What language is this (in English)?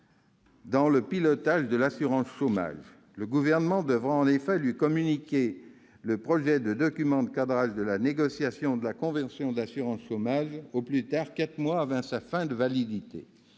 French